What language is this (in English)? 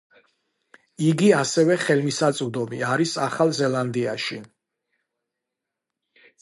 Georgian